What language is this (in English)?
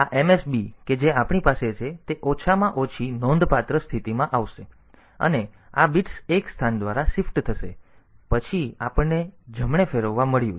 Gujarati